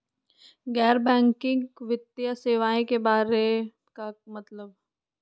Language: Magahi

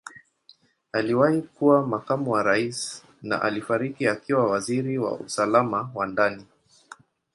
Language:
Swahili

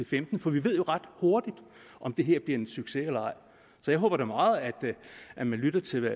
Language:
Danish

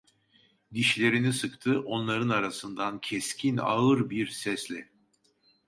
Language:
Turkish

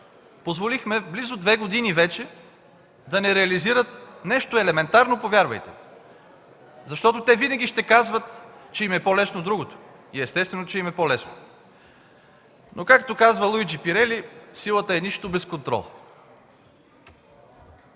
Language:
Bulgarian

